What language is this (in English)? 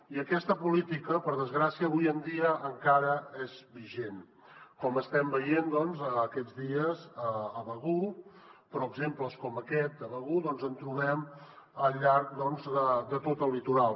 Catalan